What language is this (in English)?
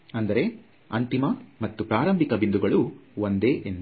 Kannada